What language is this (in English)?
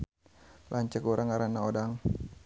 Sundanese